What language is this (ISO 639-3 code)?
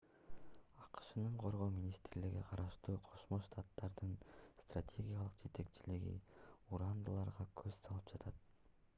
kir